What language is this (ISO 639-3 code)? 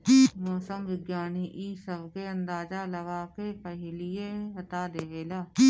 bho